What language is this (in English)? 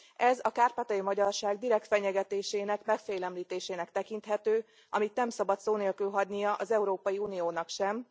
Hungarian